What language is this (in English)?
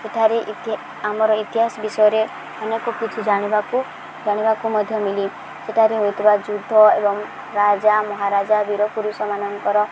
Odia